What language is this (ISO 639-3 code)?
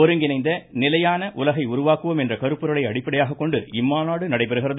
tam